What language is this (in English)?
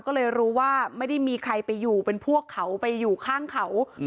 Thai